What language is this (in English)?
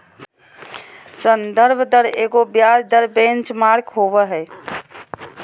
Magahi